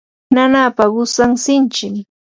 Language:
Yanahuanca Pasco Quechua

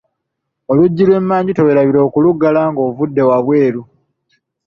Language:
Ganda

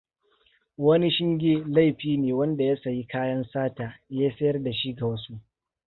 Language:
Hausa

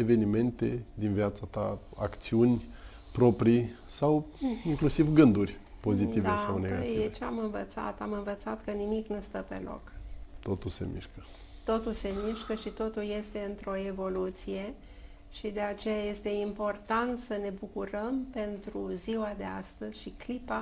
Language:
Romanian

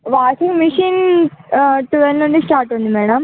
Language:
Telugu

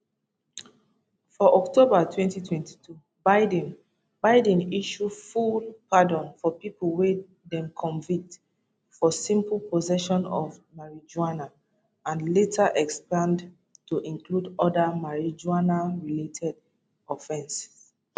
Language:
Nigerian Pidgin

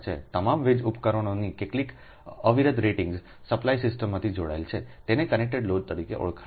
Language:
Gujarati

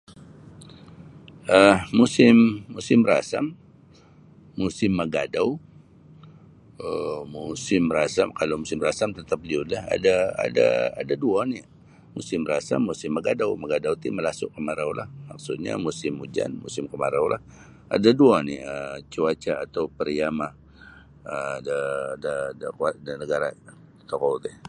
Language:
Sabah Bisaya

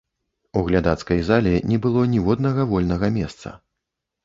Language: Belarusian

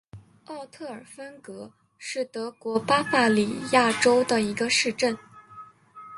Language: Chinese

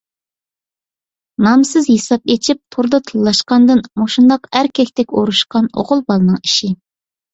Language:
Uyghur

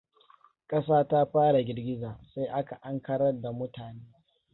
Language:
Hausa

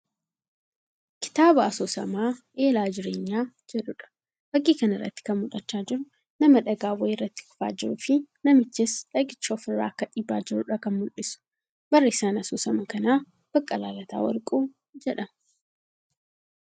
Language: Oromo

